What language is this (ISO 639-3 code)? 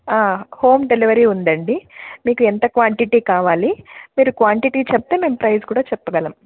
tel